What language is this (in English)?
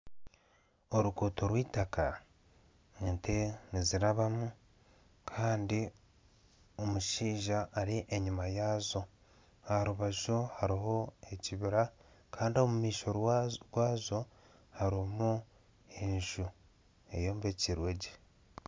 Nyankole